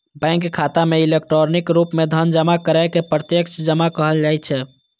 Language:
Maithili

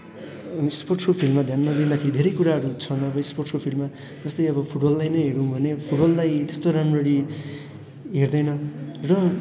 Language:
Nepali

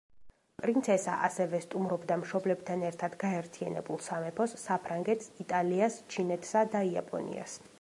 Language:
Georgian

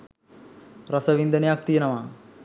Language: Sinhala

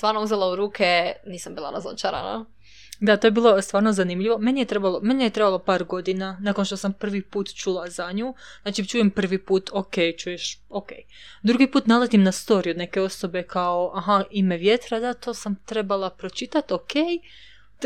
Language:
Croatian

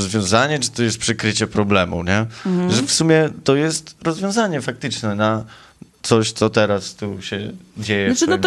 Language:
Polish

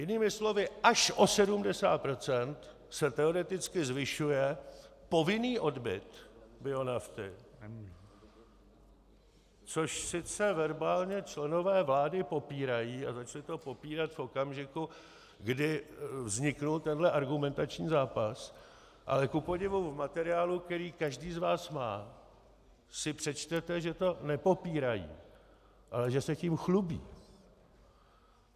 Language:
Czech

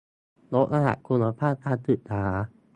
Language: Thai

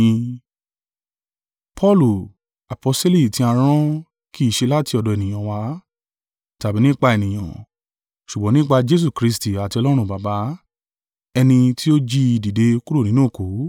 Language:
Yoruba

